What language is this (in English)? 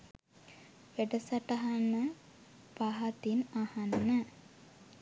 Sinhala